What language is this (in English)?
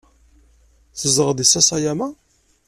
Kabyle